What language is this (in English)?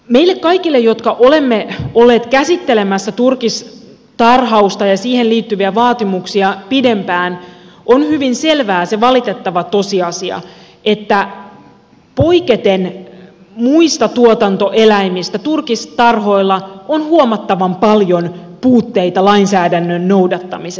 Finnish